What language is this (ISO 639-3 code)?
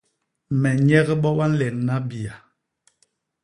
bas